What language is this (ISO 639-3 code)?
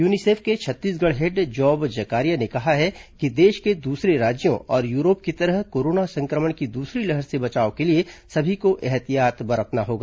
hin